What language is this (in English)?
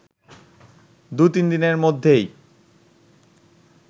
Bangla